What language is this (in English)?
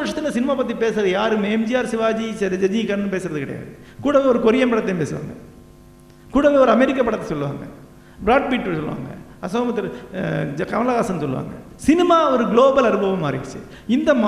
Tamil